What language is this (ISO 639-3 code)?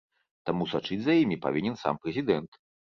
bel